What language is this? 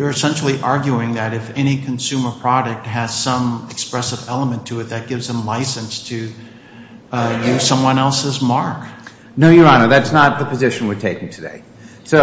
English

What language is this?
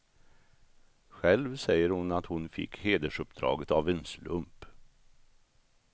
Swedish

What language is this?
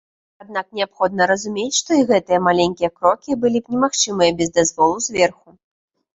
Belarusian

